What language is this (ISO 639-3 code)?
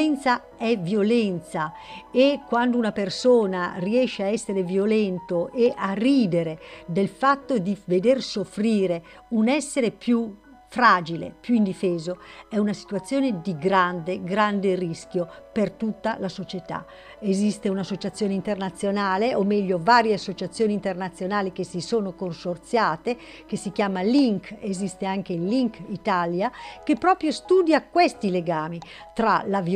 ita